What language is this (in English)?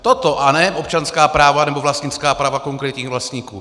Czech